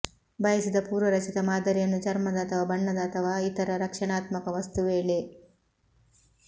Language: Kannada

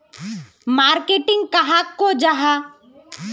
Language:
Magahi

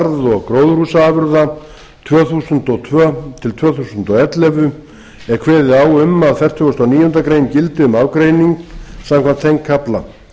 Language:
Icelandic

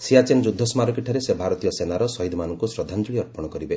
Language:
Odia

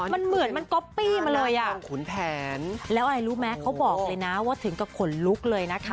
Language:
Thai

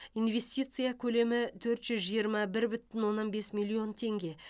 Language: Kazakh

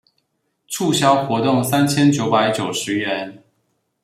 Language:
Chinese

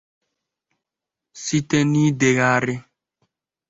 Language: Igbo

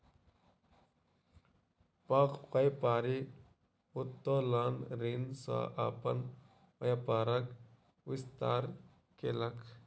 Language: Maithili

